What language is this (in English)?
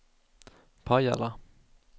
Swedish